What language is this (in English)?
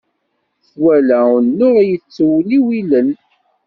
Kabyle